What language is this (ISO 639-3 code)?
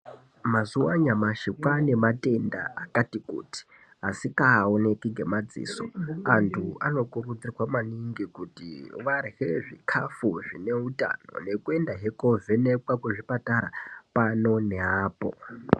ndc